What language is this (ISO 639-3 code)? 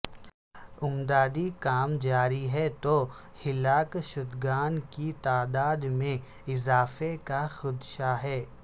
urd